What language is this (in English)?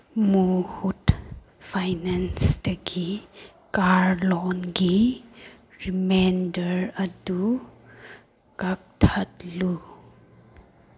Manipuri